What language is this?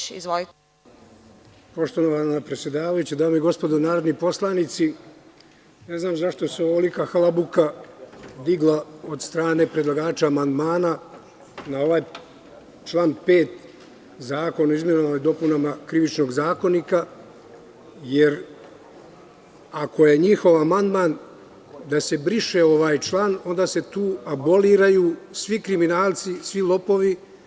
Serbian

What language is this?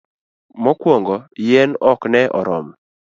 Luo (Kenya and Tanzania)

